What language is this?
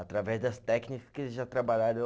Portuguese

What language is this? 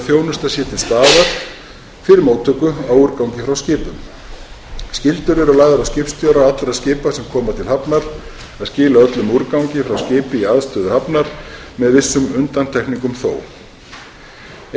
Icelandic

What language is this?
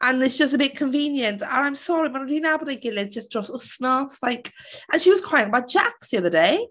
Welsh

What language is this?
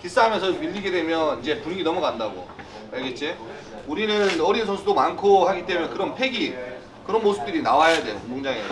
Korean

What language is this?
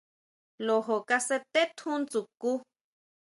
Huautla Mazatec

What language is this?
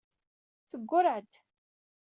Kabyle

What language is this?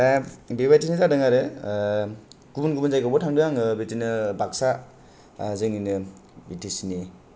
Bodo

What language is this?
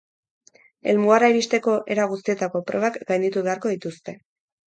Basque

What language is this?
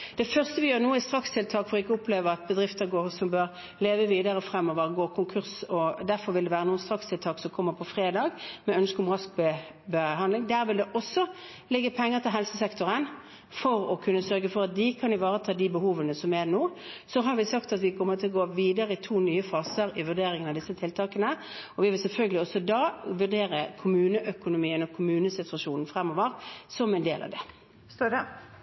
Norwegian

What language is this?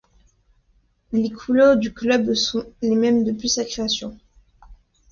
French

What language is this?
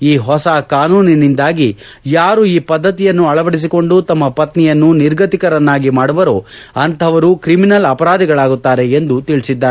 Kannada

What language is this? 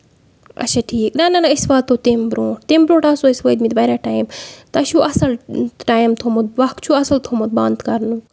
Kashmiri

